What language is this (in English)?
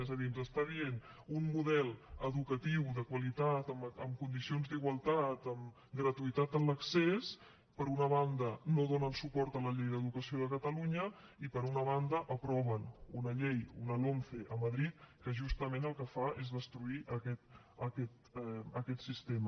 Catalan